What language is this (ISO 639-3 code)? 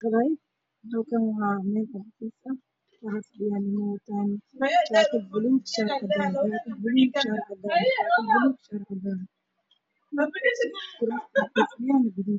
som